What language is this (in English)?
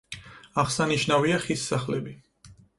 Georgian